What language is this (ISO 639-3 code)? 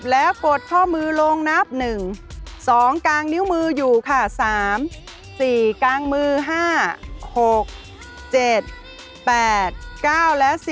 tha